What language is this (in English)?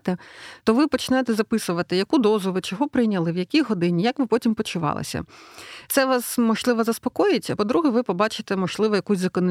Ukrainian